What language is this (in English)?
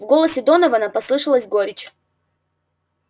Russian